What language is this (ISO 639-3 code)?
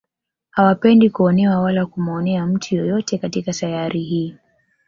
swa